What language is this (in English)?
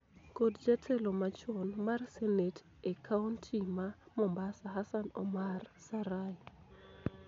Luo (Kenya and Tanzania)